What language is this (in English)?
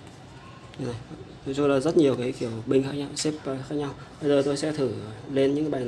Vietnamese